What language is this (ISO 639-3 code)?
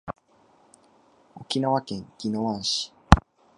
jpn